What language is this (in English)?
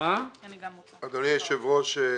Hebrew